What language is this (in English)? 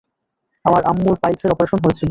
Bangla